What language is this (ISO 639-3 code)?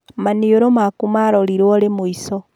kik